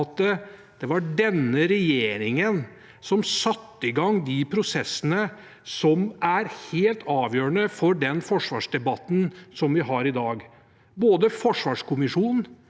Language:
Norwegian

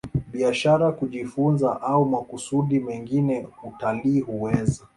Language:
Swahili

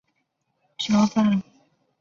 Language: Chinese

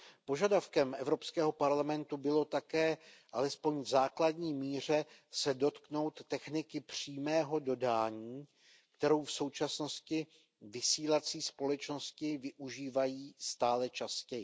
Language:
Czech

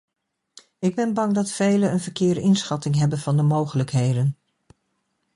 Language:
Dutch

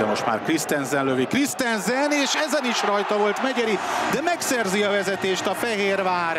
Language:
Hungarian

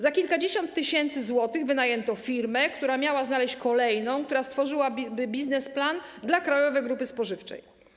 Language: Polish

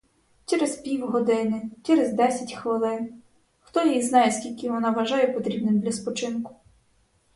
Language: Ukrainian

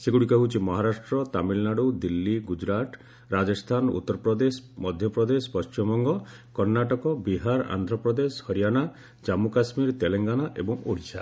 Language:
Odia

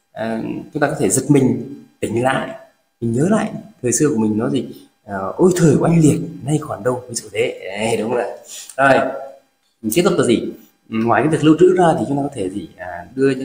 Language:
Vietnamese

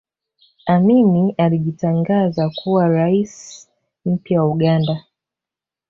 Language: Swahili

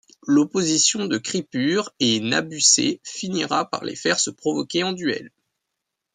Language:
French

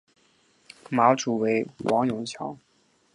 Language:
Chinese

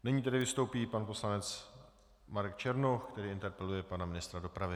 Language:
Czech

